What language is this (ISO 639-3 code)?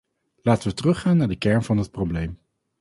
nld